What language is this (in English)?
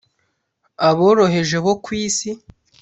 Kinyarwanda